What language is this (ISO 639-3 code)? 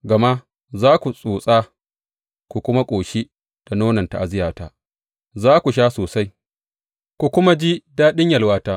hau